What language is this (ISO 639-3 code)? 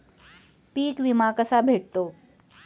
mar